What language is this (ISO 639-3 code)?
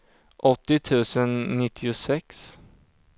swe